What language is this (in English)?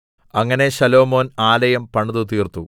Malayalam